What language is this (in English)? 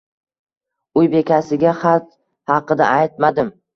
Uzbek